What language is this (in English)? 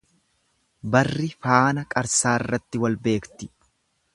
Oromo